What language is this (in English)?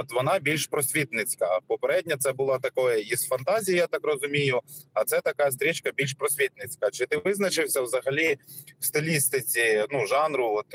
Ukrainian